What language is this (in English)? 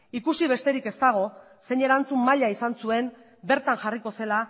Basque